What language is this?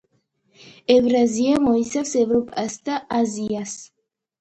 Georgian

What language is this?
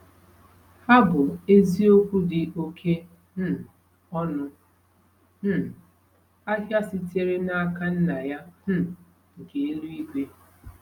Igbo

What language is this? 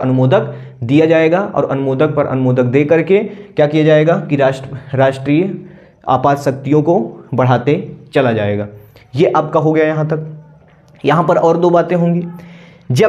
Hindi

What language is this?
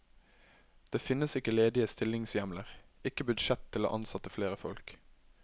Norwegian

